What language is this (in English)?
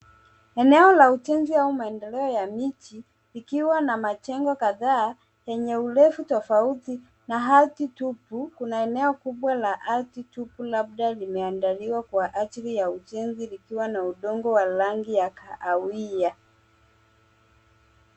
Swahili